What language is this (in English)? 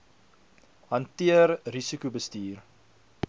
Afrikaans